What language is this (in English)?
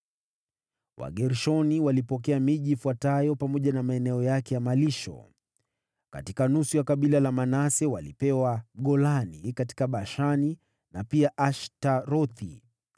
Swahili